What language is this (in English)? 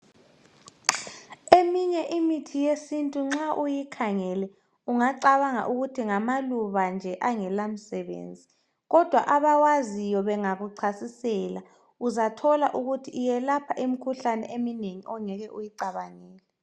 North Ndebele